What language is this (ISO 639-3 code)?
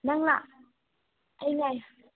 mni